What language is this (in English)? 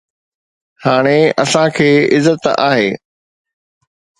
Sindhi